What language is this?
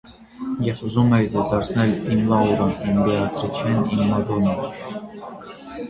Armenian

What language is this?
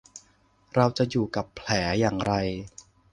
Thai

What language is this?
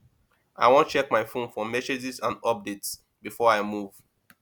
Nigerian Pidgin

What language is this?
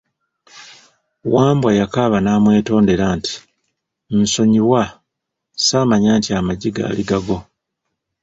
Ganda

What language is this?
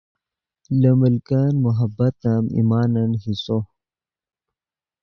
Yidgha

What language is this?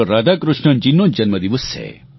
Gujarati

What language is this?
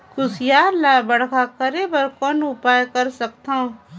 Chhattisgarhi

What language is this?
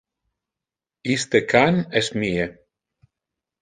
Interlingua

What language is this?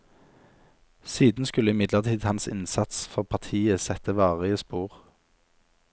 Norwegian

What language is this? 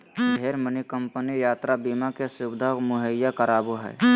Magahi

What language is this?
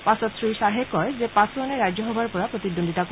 Assamese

